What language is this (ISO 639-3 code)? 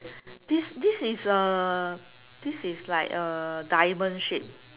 eng